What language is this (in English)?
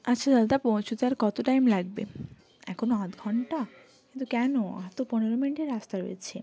Bangla